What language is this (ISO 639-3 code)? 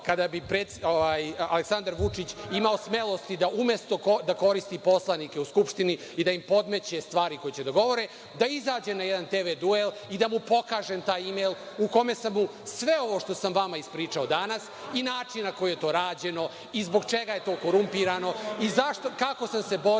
srp